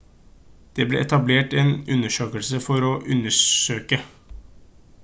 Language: Norwegian Bokmål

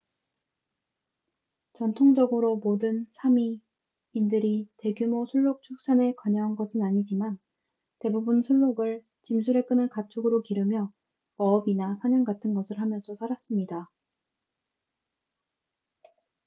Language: Korean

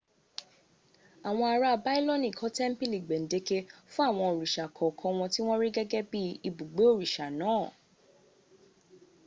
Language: Yoruba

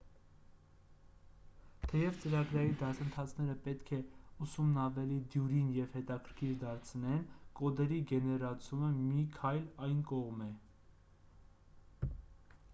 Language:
Armenian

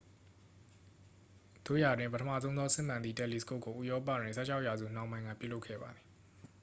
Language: Burmese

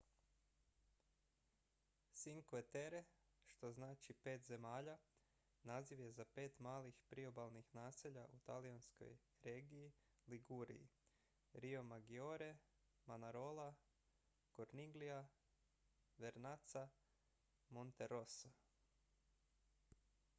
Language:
Croatian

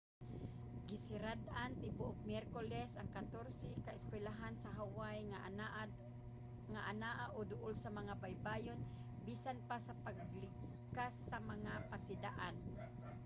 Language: Cebuano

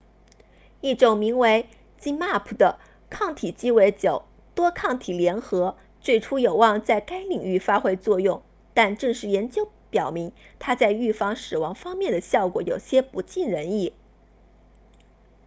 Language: Chinese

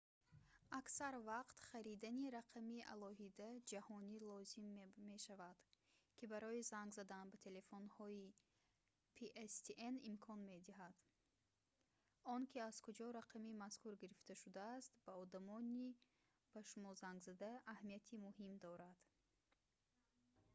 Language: Tajik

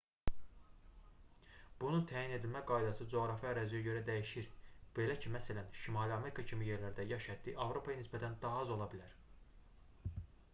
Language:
Azerbaijani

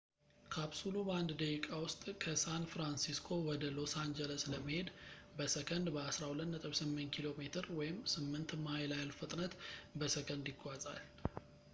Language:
Amharic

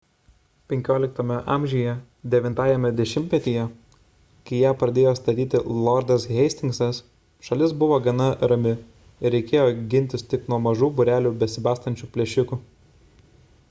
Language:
Lithuanian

